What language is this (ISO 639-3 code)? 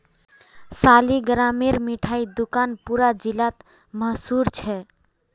mag